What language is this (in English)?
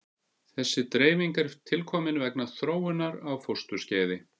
Icelandic